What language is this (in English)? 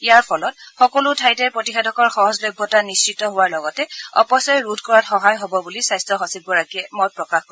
Assamese